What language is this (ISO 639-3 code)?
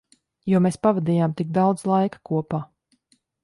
lav